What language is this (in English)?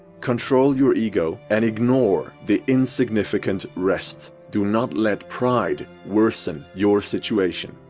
English